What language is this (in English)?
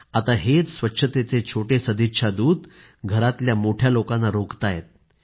Marathi